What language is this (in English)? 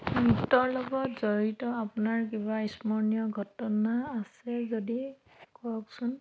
Assamese